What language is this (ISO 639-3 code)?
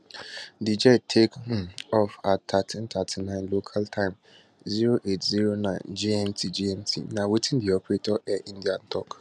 pcm